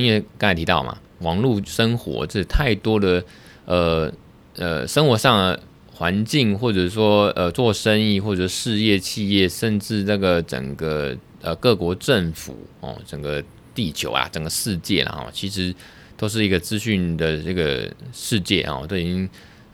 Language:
Chinese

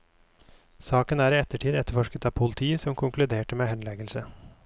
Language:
Norwegian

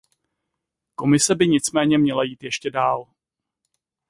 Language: Czech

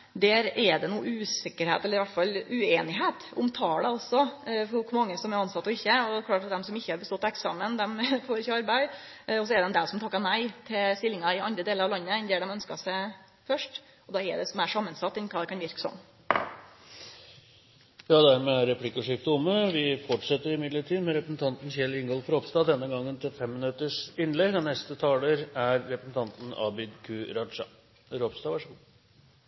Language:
Norwegian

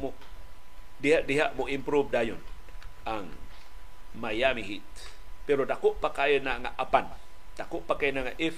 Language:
Filipino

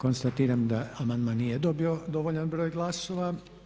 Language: Croatian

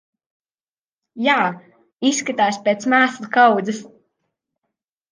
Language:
Latvian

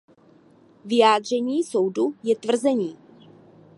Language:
Czech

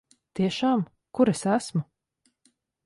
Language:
Latvian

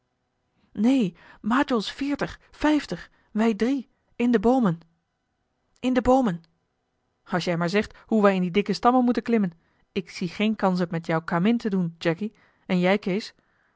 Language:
Dutch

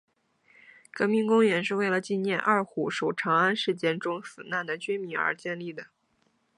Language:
Chinese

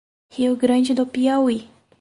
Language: Portuguese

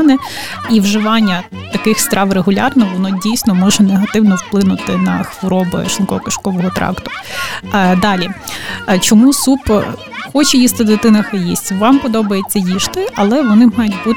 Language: Ukrainian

